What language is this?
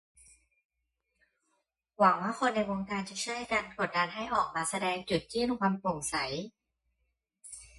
Thai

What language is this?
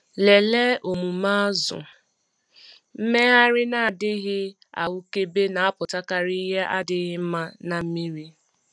Igbo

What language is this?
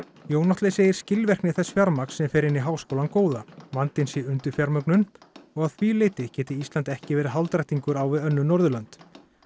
Icelandic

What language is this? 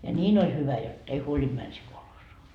Finnish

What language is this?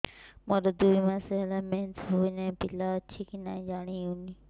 Odia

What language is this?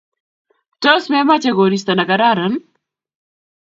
Kalenjin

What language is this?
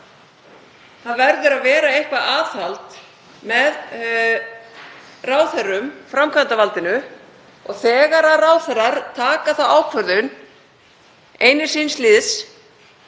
Icelandic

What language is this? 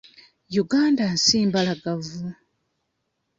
Ganda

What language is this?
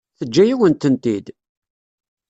Kabyle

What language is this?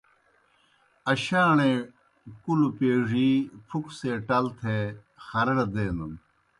Kohistani Shina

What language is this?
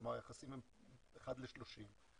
Hebrew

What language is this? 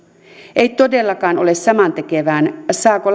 Finnish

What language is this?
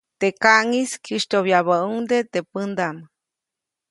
Copainalá Zoque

